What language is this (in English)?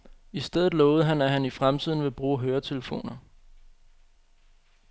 Danish